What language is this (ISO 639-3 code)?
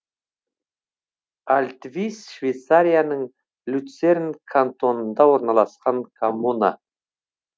kaz